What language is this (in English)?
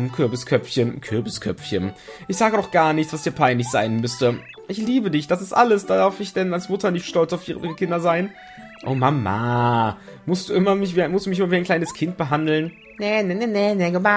German